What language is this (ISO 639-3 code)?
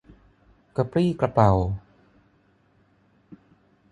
tha